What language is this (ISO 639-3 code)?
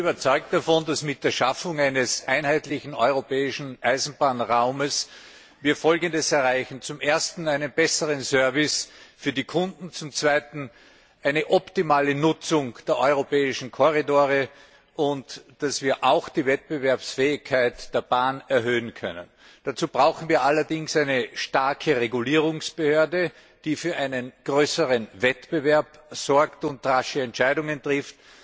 deu